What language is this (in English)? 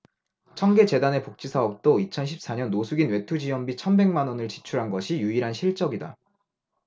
Korean